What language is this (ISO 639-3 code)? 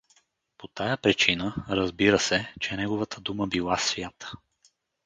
bul